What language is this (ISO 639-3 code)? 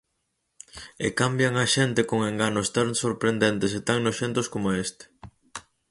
glg